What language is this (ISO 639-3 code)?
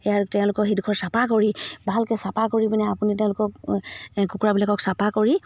asm